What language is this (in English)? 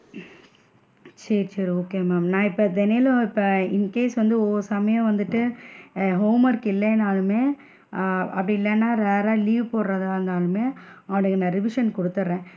Tamil